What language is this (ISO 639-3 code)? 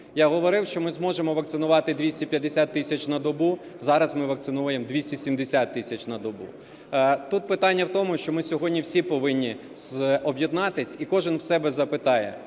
ukr